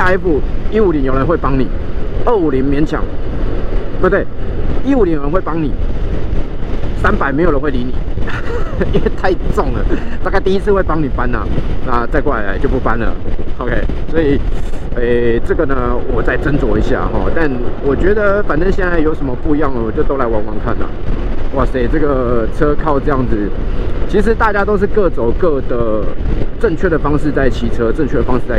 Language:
Chinese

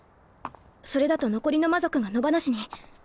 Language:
Japanese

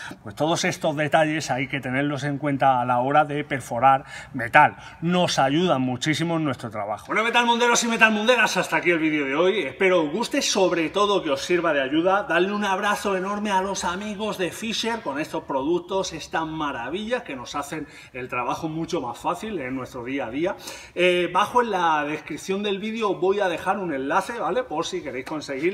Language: Spanish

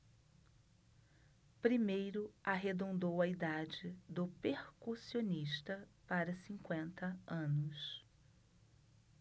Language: Portuguese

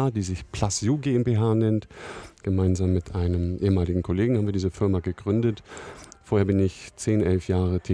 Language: German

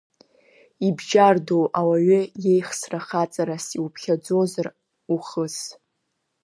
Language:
Abkhazian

